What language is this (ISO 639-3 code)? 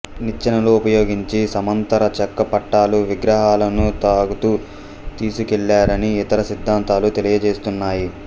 tel